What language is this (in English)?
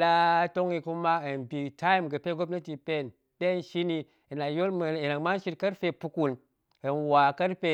Goemai